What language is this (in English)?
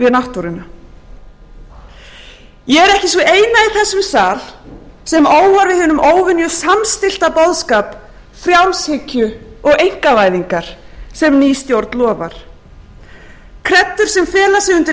Icelandic